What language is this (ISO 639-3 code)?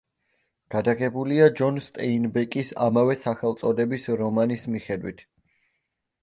kat